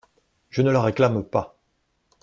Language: French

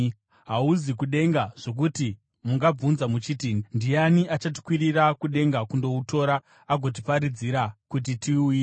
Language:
Shona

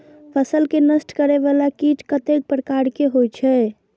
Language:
Maithili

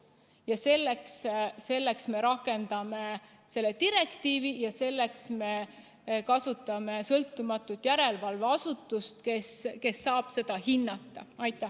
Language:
Estonian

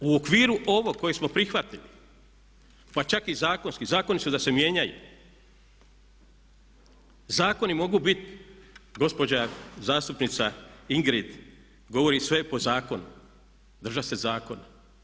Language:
Croatian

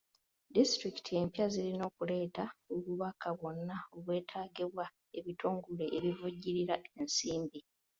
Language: Ganda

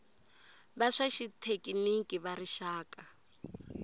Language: Tsonga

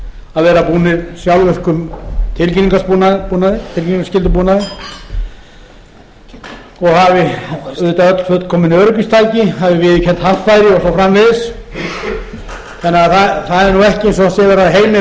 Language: Icelandic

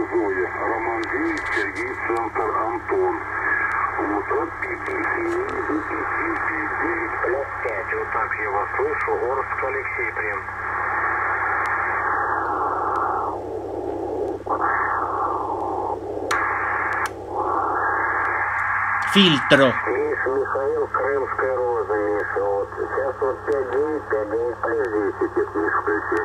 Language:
Italian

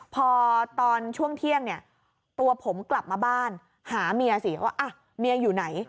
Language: Thai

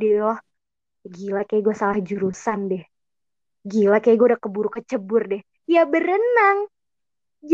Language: Indonesian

